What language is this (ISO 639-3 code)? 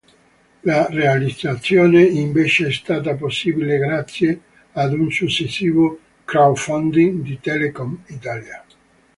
ita